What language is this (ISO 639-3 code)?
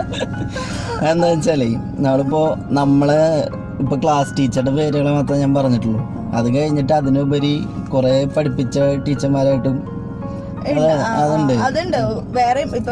tur